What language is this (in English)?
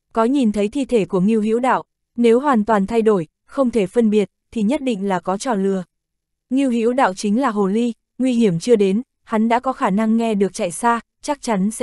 Vietnamese